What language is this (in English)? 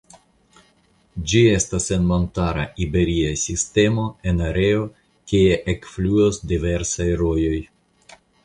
Esperanto